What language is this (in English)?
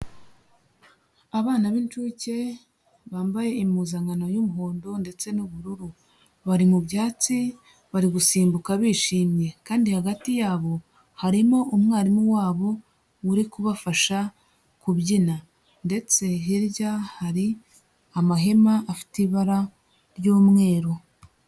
Kinyarwanda